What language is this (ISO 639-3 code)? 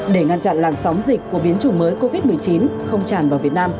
vie